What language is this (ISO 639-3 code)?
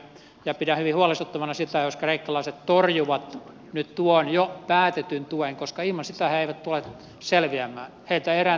fin